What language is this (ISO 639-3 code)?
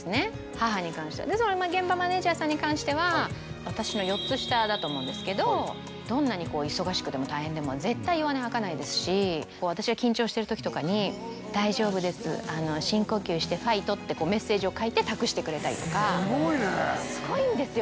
jpn